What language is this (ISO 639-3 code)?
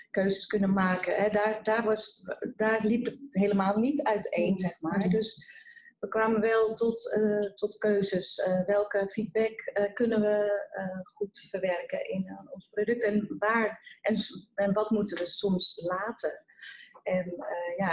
nld